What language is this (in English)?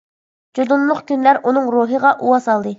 Uyghur